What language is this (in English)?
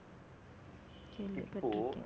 Tamil